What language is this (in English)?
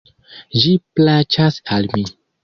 Esperanto